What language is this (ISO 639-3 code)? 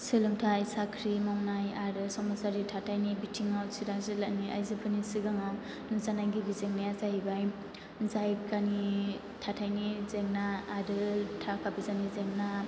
brx